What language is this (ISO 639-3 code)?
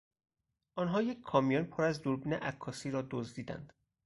fas